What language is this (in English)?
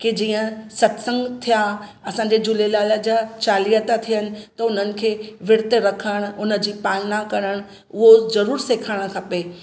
Sindhi